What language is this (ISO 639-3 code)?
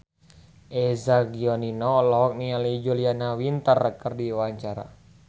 sun